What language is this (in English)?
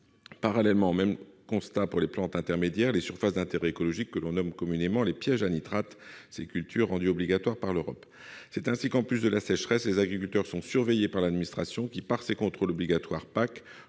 French